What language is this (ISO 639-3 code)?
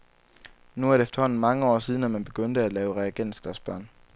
dan